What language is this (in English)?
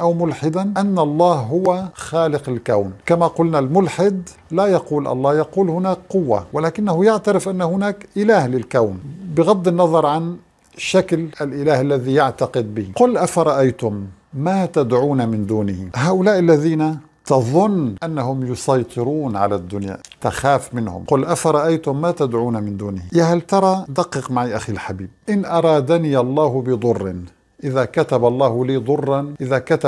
Arabic